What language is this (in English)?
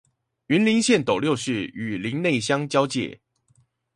Chinese